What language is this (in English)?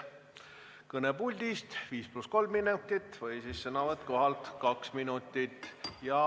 Estonian